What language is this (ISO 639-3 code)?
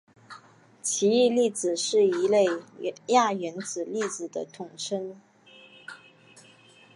zho